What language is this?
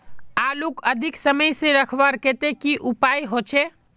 Magahi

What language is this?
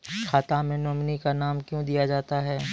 Maithili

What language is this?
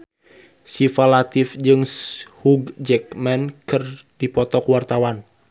Sundanese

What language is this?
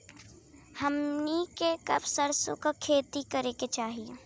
Bhojpuri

